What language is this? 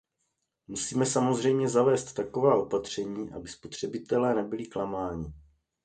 Czech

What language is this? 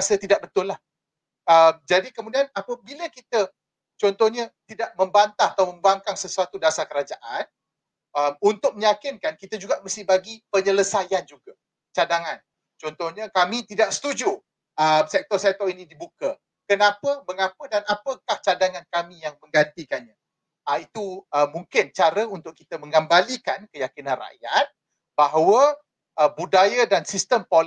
Malay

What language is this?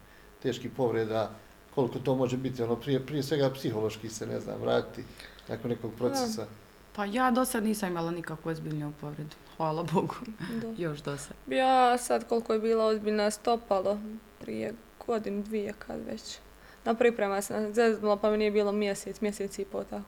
Croatian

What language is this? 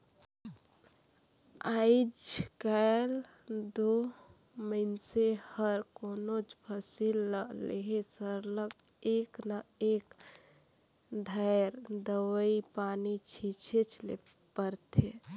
Chhattisgarhi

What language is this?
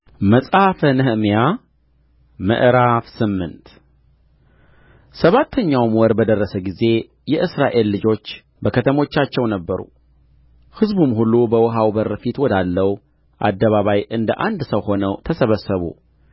Amharic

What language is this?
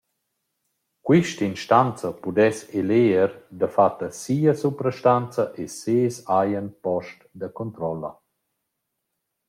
Romansh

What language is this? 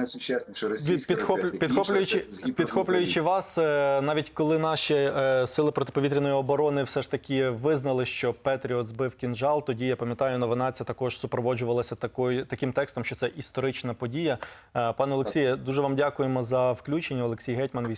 Ukrainian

